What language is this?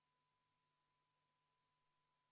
Estonian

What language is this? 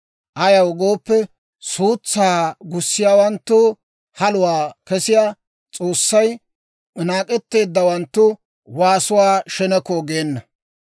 Dawro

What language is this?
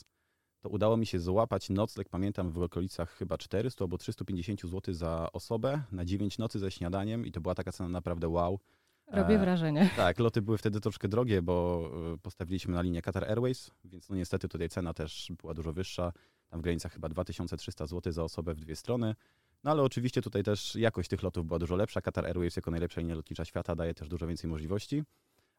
Polish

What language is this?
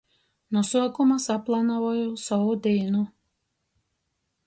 Latgalian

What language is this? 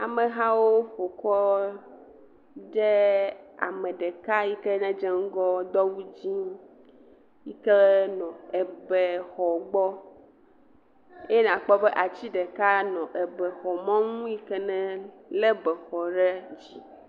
Ewe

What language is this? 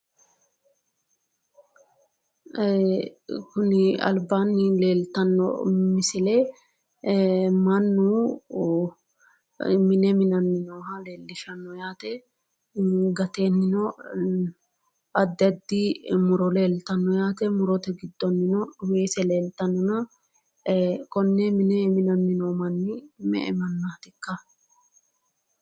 Sidamo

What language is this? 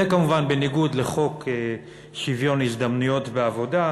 Hebrew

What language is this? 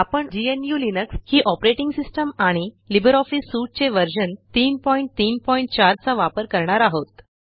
Marathi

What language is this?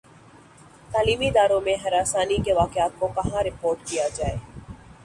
Urdu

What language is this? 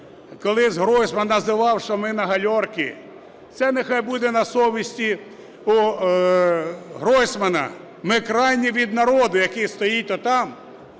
Ukrainian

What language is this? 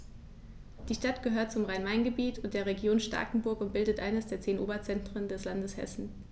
German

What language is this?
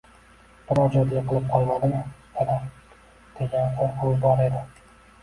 Uzbek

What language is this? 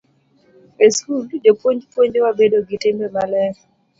Luo (Kenya and Tanzania)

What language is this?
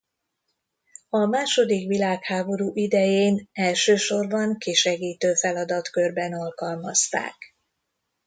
Hungarian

